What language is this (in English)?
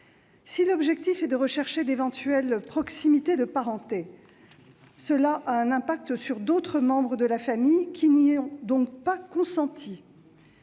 French